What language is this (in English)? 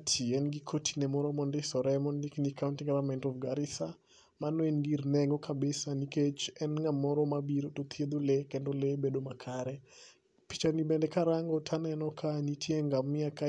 Luo (Kenya and Tanzania)